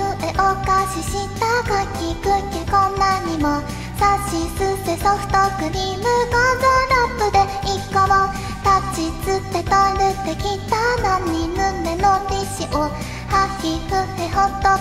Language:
Japanese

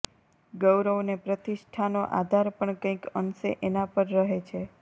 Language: Gujarati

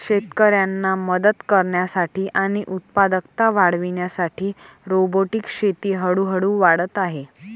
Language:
Marathi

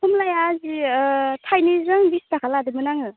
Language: Bodo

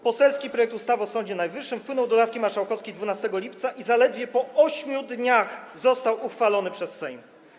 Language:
Polish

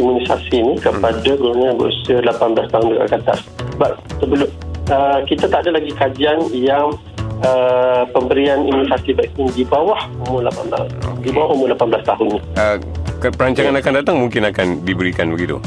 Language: Malay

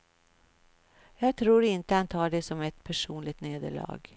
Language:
Swedish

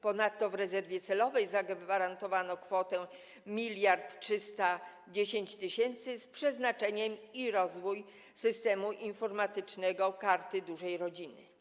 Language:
Polish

